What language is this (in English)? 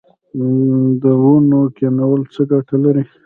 Pashto